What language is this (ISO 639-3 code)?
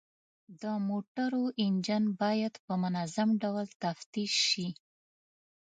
pus